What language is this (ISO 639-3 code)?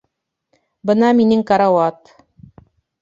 bak